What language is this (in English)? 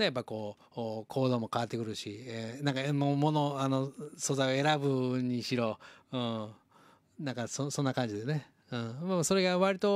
Japanese